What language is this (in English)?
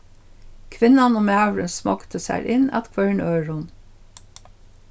Faroese